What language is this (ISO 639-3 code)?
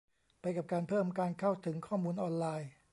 tha